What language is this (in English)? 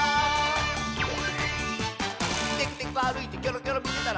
Japanese